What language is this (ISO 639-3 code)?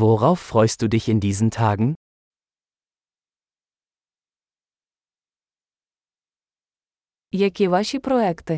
ukr